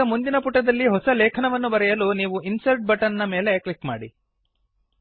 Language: Kannada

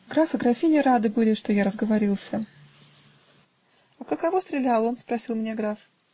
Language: Russian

